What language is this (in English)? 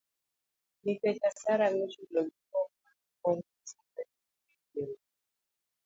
Luo (Kenya and Tanzania)